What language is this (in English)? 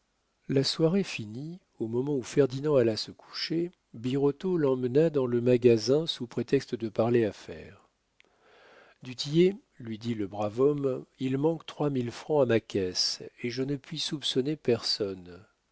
French